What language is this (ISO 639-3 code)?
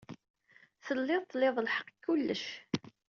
kab